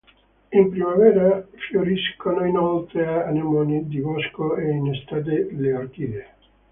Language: Italian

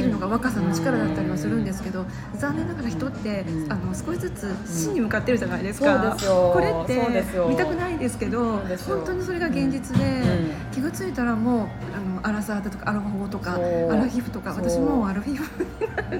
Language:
Japanese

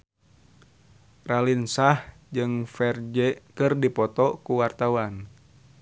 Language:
Sundanese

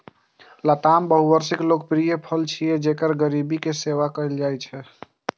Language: Maithili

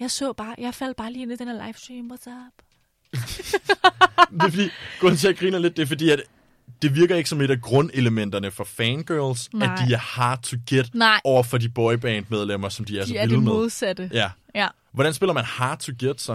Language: Danish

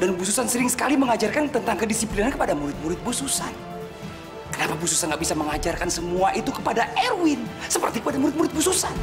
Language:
Indonesian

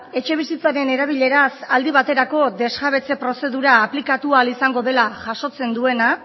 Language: Basque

